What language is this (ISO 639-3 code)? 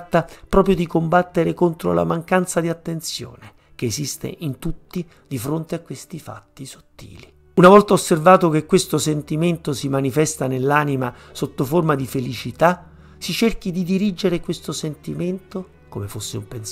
ita